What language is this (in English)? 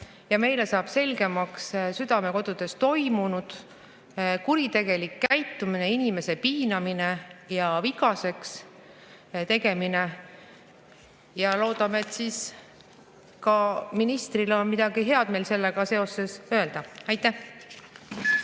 Estonian